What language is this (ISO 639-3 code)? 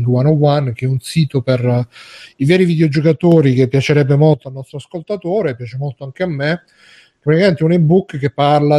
ita